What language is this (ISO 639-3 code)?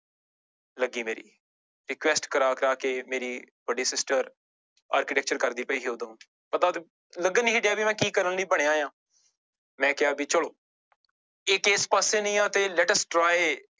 pan